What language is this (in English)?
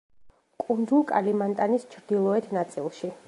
Georgian